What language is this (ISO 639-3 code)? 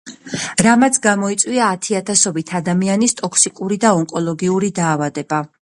kat